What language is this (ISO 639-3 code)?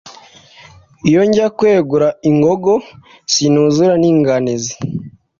kin